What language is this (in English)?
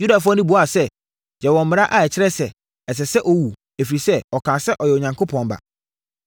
Akan